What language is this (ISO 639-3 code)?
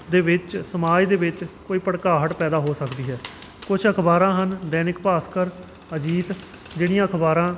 pan